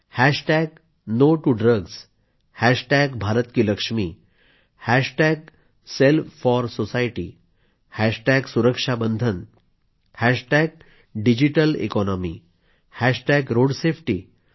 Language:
Marathi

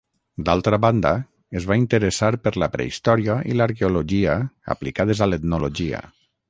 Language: Catalan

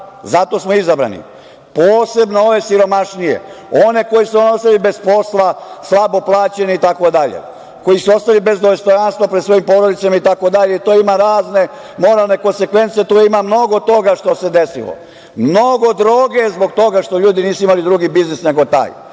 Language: Serbian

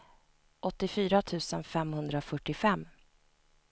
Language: Swedish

